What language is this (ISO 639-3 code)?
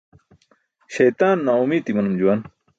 bsk